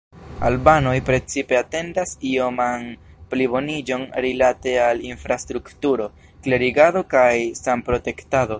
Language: Esperanto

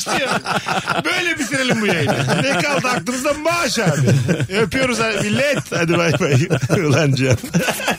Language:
Turkish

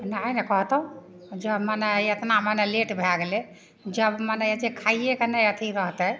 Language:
Maithili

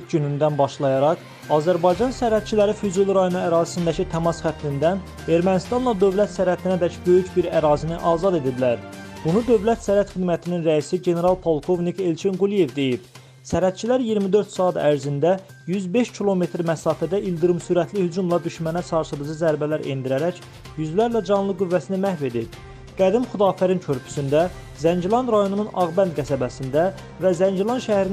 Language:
Turkish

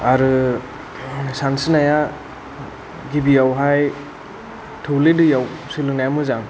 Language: Bodo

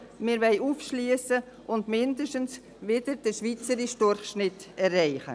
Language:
Swiss German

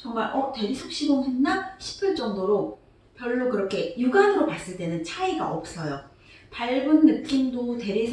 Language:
Korean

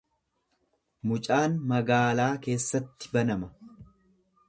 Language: Oromo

